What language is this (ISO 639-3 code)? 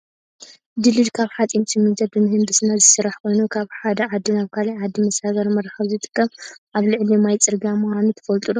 tir